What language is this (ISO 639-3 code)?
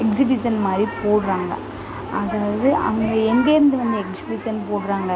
tam